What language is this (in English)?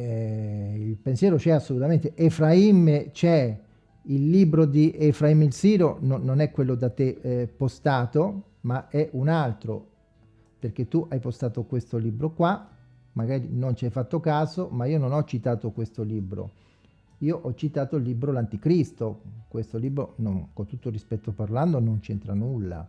Italian